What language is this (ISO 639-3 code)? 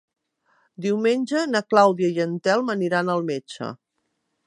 cat